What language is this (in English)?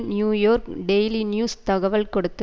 Tamil